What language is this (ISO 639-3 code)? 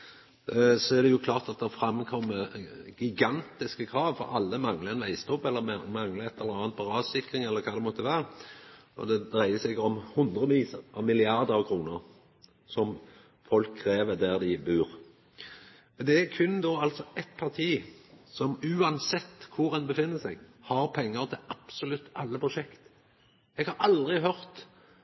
nno